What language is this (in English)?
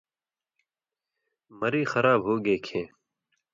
Indus Kohistani